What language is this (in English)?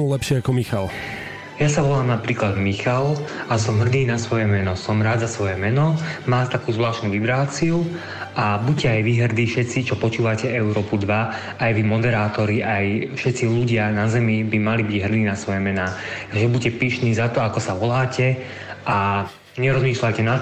Slovak